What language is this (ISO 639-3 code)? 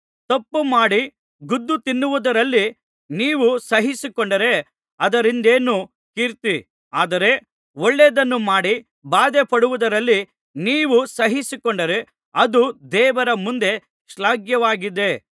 kan